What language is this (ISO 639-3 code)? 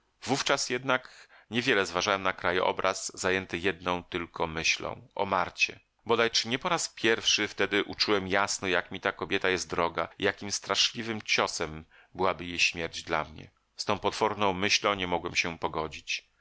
pol